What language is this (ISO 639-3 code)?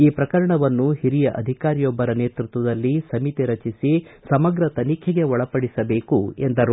kan